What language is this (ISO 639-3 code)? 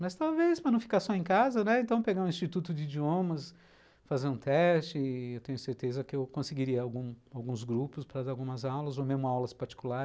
por